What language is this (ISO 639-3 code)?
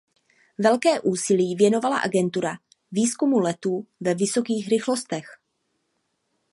ces